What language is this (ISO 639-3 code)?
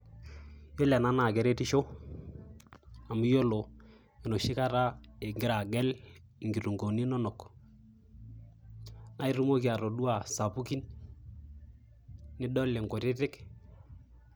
mas